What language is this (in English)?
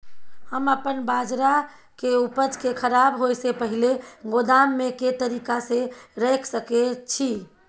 Maithili